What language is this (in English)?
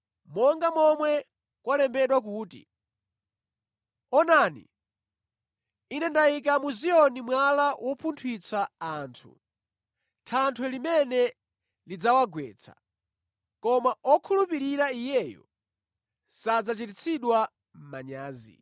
Nyanja